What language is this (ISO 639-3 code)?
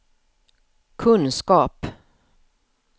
swe